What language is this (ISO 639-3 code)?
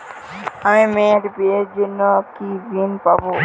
ben